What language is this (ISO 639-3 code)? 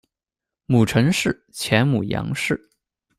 zho